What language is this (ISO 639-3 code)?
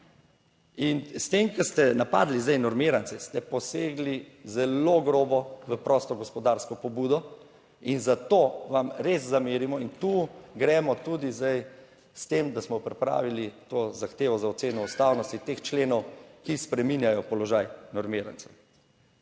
slv